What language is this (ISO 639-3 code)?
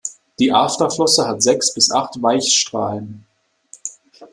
deu